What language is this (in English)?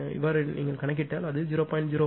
Tamil